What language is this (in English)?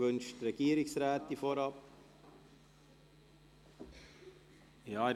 Swiss German